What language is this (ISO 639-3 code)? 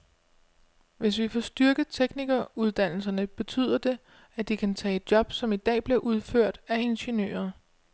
dan